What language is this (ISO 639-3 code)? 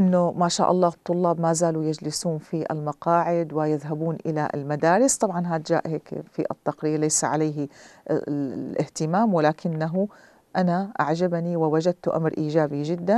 ara